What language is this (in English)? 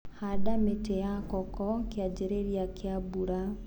Kikuyu